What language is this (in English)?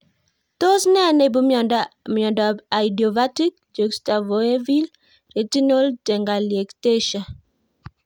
Kalenjin